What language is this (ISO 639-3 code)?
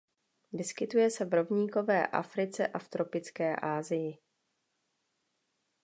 ces